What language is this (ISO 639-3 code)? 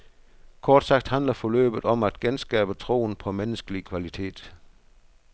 dan